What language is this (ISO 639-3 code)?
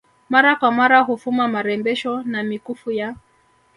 swa